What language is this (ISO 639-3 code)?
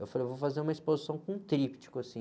por